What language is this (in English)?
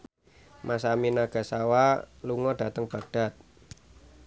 Javanese